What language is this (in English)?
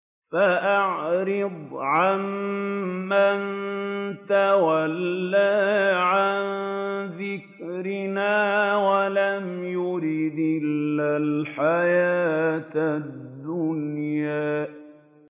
Arabic